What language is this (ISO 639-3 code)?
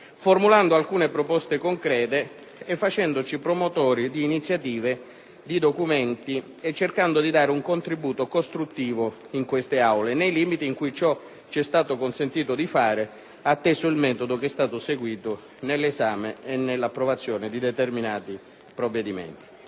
ita